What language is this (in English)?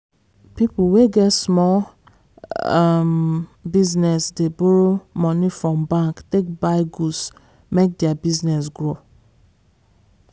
Nigerian Pidgin